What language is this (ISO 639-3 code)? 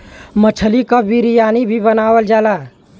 bho